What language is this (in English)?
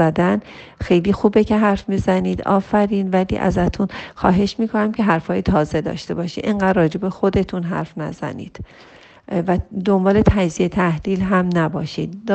Persian